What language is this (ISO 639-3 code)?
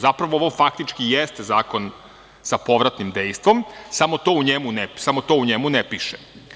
srp